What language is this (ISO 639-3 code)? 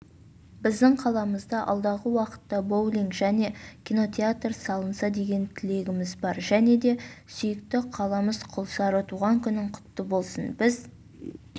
kaz